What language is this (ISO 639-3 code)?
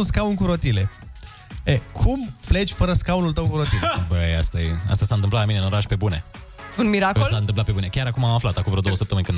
ron